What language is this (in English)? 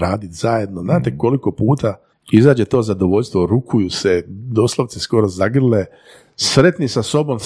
Croatian